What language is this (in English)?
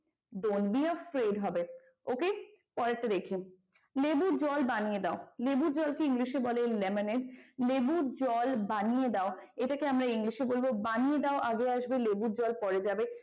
Bangla